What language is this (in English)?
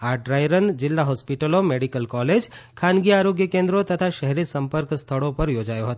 Gujarati